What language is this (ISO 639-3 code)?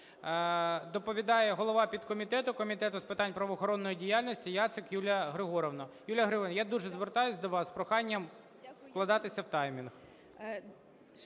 ukr